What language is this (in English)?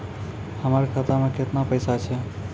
Maithili